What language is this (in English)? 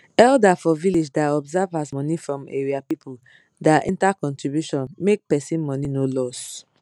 Nigerian Pidgin